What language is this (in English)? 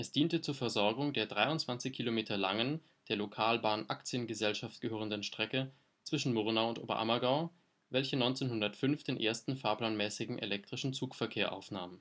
German